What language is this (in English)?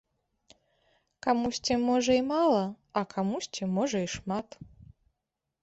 Belarusian